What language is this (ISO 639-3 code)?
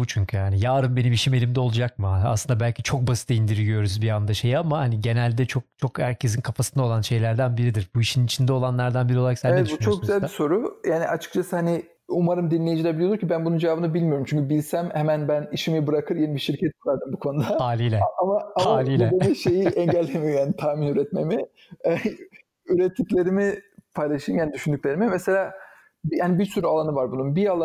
tur